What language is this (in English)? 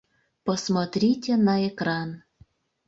Mari